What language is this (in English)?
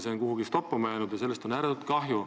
Estonian